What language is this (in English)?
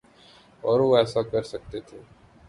Urdu